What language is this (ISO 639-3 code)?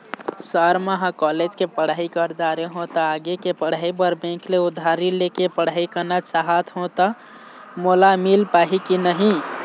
hne